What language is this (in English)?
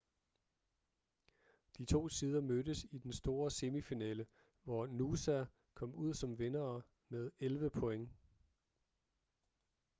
Danish